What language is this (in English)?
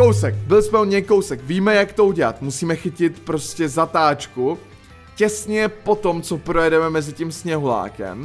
Czech